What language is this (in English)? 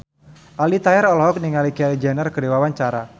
Sundanese